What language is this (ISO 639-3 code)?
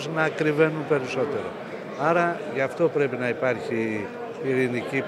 ell